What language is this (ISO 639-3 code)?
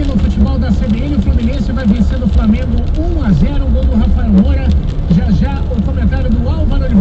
por